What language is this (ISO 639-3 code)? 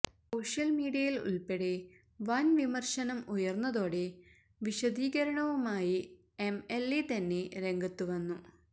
mal